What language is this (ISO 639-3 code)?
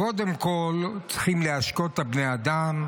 heb